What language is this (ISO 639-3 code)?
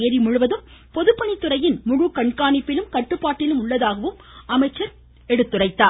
tam